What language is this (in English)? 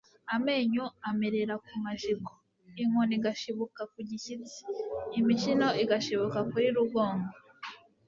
Kinyarwanda